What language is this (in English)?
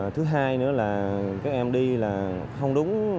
Vietnamese